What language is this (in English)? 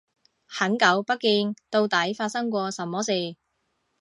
Cantonese